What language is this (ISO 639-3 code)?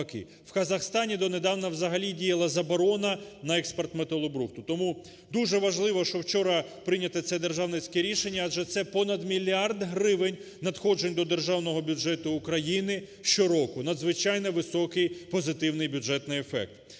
ukr